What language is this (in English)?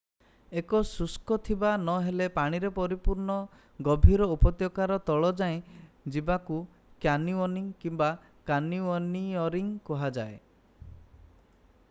Odia